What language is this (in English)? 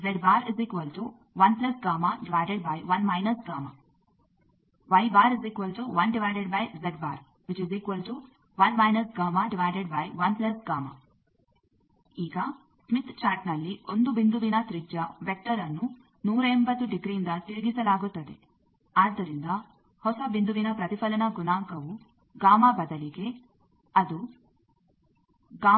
Kannada